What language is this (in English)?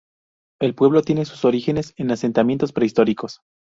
Spanish